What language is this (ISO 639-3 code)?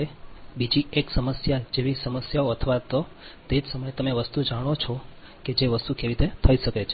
guj